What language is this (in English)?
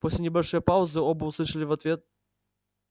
Russian